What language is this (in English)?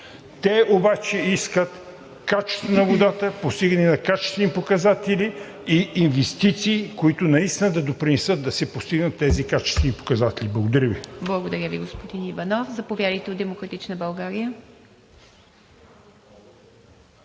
Bulgarian